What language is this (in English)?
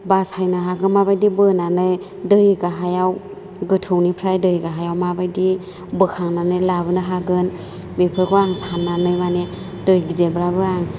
Bodo